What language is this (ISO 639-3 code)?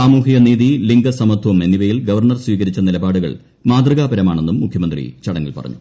mal